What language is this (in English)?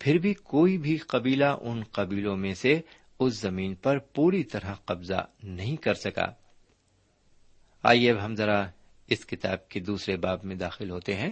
Urdu